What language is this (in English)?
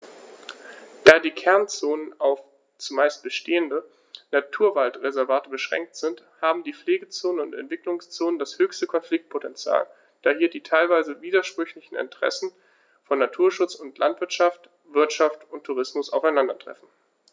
German